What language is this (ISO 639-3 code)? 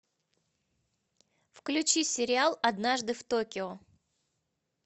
rus